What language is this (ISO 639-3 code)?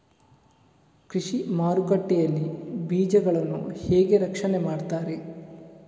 kan